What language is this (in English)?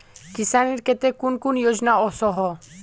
Magahi